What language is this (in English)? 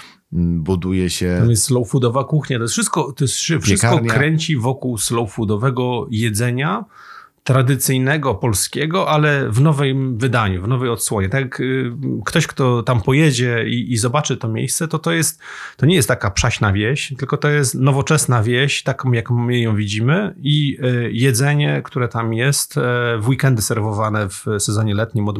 Polish